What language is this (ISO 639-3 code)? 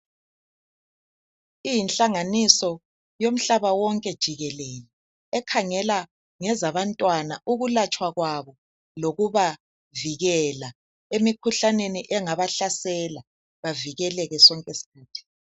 nde